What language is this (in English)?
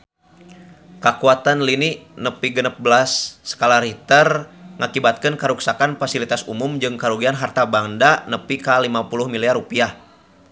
Sundanese